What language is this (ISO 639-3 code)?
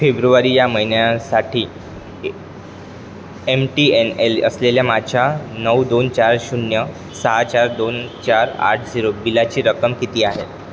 mar